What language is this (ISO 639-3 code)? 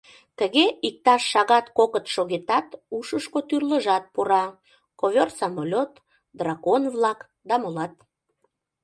chm